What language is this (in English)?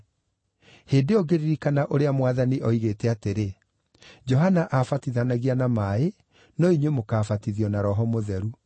Kikuyu